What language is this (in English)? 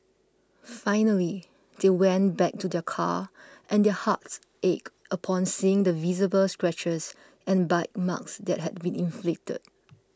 English